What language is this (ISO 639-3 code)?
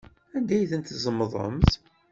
kab